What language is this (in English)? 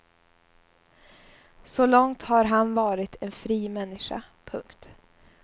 Swedish